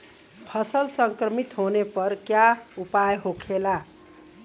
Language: Bhojpuri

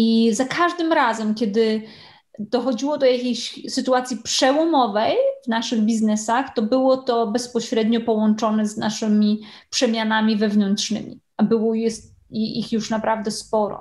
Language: Polish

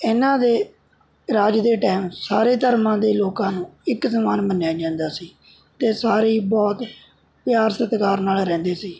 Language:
Punjabi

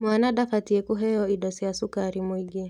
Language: Kikuyu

